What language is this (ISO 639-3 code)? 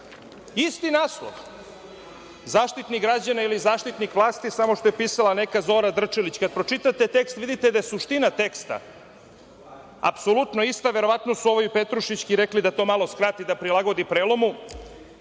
srp